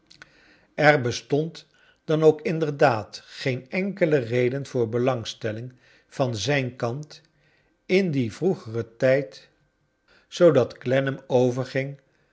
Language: Dutch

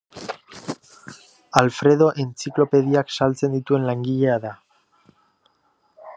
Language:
Basque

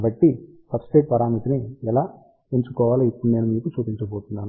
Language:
Telugu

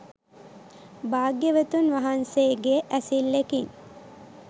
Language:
Sinhala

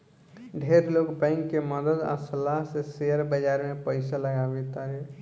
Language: Bhojpuri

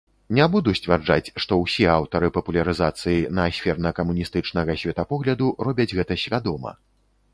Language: Belarusian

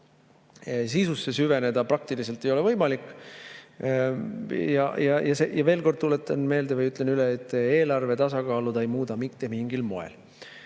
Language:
Estonian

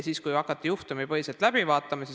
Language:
Estonian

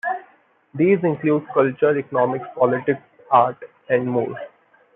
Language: English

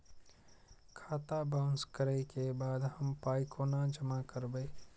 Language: Maithili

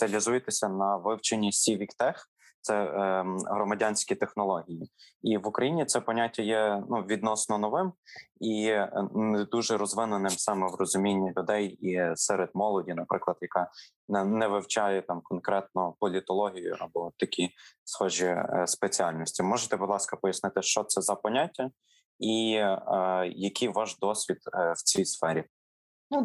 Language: Ukrainian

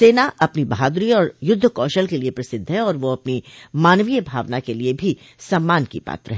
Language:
Hindi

